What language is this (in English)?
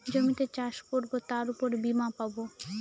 Bangla